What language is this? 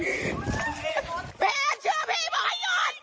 Thai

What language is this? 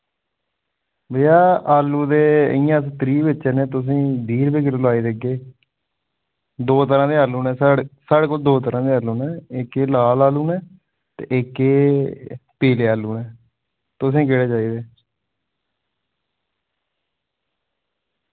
Dogri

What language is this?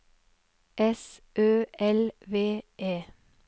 Norwegian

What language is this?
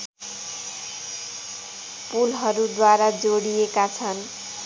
Nepali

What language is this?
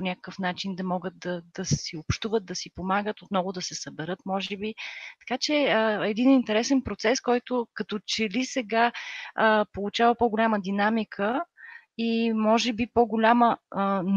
Bulgarian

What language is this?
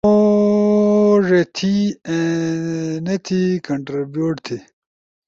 Ushojo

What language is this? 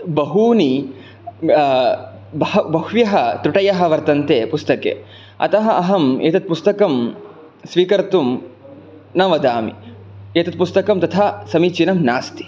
Sanskrit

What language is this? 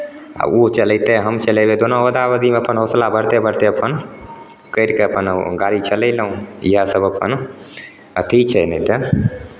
Maithili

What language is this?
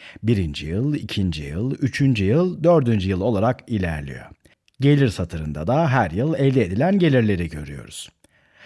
Turkish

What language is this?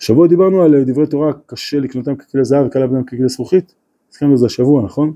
Hebrew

